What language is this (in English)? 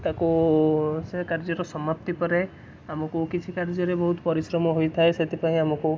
Odia